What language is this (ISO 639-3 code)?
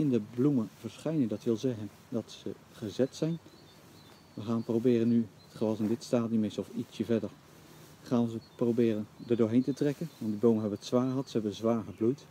nld